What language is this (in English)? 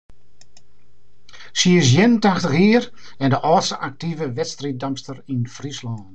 Western Frisian